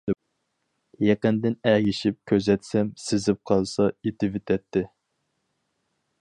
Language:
Uyghur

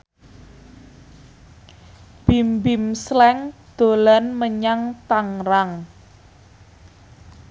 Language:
Javanese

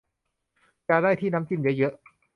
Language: Thai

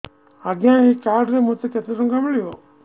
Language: Odia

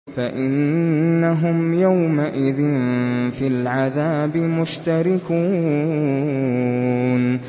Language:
Arabic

